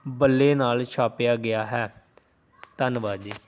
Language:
Punjabi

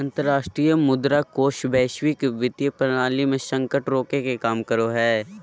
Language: Magahi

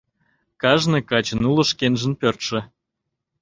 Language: Mari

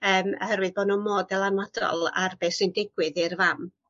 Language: Welsh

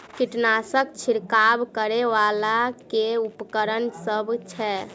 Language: Maithili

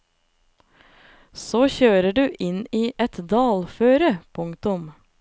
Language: Norwegian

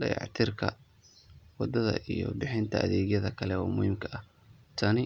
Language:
Somali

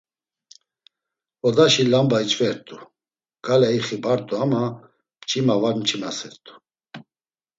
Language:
Laz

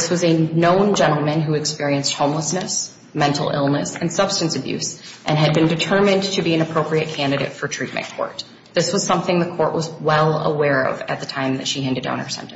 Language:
English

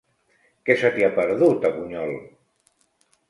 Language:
Catalan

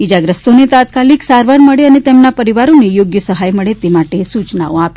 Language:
Gujarati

